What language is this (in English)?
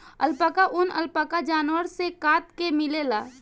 Bhojpuri